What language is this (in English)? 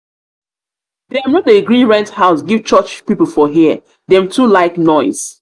Nigerian Pidgin